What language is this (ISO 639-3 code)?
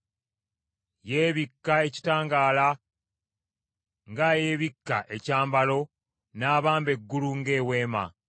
lug